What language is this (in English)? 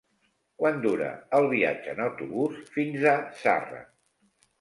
Catalan